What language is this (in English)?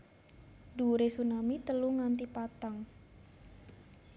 Javanese